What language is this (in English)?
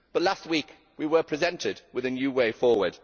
English